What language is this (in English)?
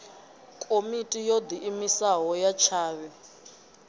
Venda